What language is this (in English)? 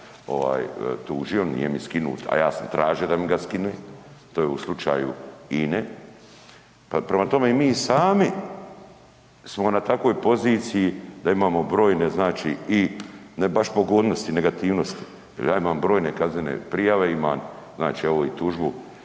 Croatian